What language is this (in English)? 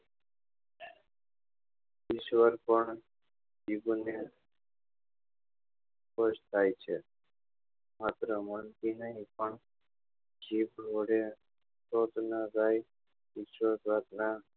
Gujarati